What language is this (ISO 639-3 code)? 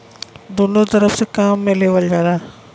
bho